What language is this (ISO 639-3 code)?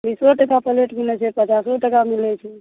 mai